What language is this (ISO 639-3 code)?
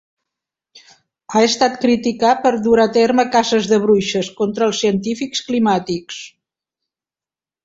cat